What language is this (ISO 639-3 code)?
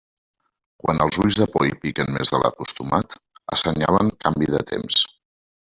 cat